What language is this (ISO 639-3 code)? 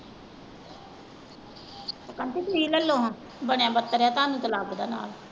pan